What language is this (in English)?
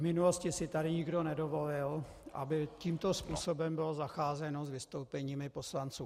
Czech